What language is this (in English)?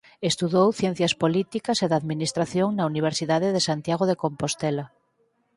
Galician